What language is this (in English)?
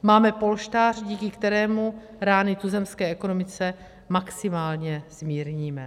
Czech